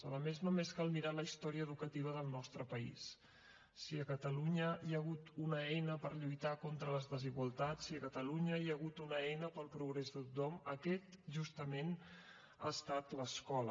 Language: Catalan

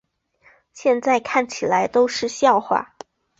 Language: Chinese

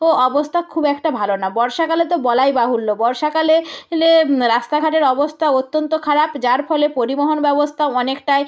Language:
Bangla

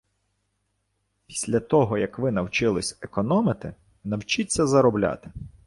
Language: Ukrainian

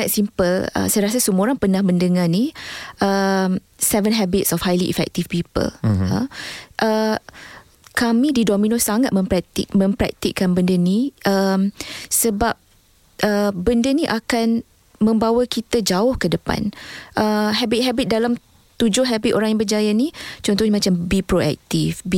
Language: Malay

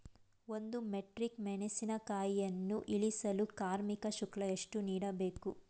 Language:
Kannada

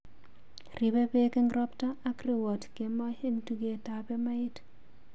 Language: Kalenjin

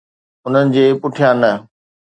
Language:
Sindhi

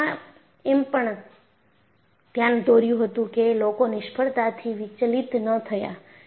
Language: Gujarati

